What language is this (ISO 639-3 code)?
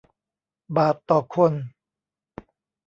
tha